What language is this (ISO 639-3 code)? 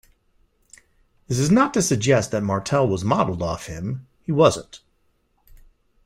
eng